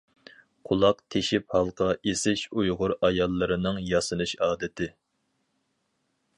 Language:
Uyghur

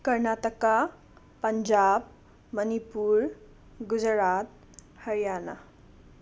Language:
Manipuri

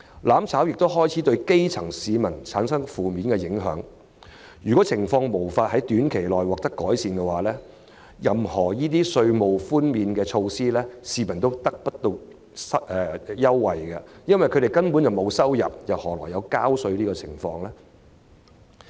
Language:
Cantonese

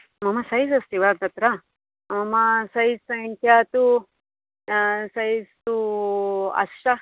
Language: Sanskrit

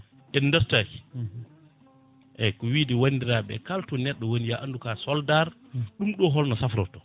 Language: Fula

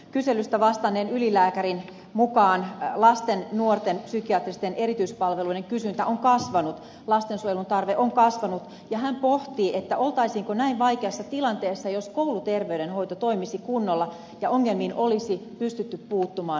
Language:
Finnish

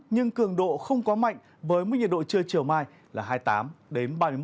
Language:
Vietnamese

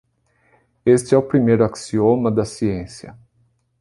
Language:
Portuguese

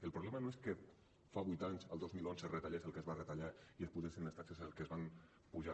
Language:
Catalan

